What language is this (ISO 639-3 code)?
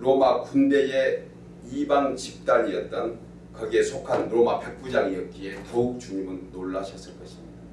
kor